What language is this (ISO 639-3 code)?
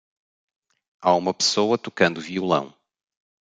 por